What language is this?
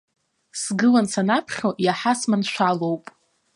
Abkhazian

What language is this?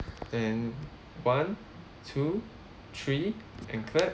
English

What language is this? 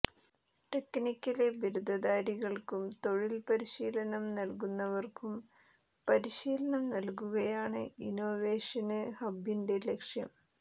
Malayalam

